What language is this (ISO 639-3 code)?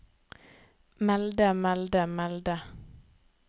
nor